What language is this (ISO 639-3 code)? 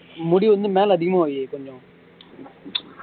tam